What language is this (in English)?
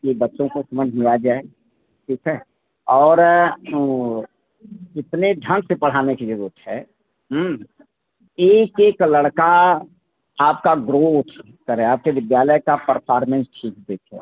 Hindi